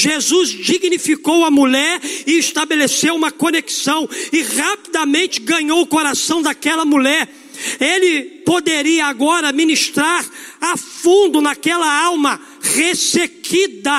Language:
Portuguese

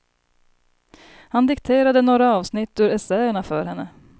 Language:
Swedish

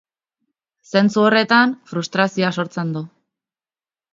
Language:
Basque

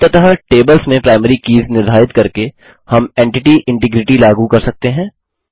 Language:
Hindi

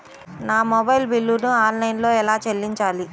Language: Telugu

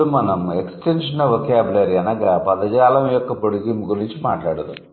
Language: Telugu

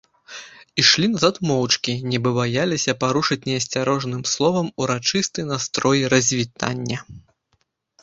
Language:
Belarusian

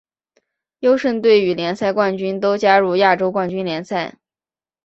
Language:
Chinese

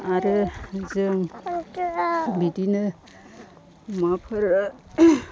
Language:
Bodo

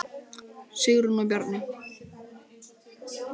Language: Icelandic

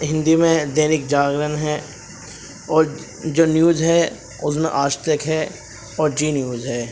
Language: Urdu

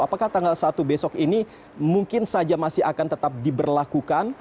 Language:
Indonesian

